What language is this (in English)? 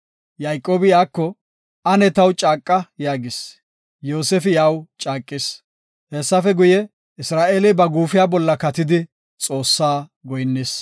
Gofa